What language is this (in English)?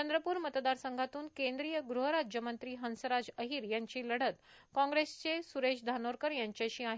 Marathi